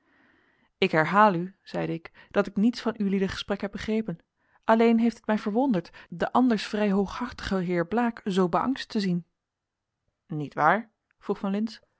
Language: Dutch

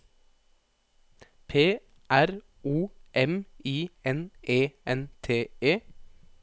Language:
Norwegian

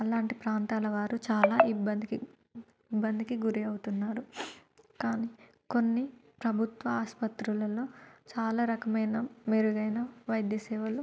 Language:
Telugu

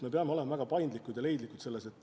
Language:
Estonian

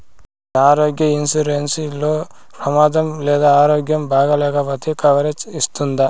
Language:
Telugu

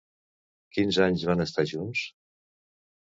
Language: Catalan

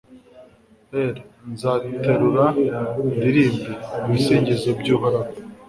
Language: Kinyarwanda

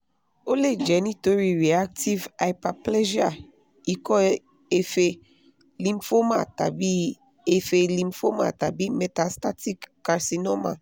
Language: Yoruba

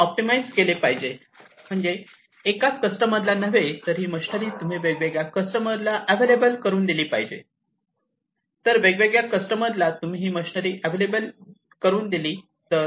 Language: Marathi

